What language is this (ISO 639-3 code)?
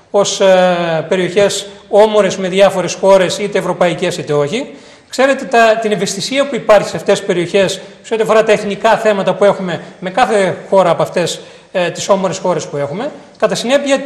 ell